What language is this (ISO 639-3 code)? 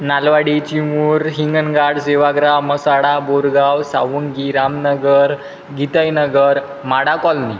mar